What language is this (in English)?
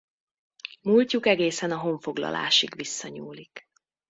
Hungarian